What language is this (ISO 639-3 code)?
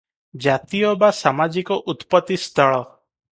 ori